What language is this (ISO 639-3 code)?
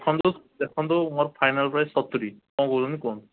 ori